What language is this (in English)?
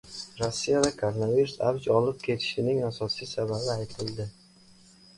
Uzbek